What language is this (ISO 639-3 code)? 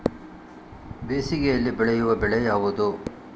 kan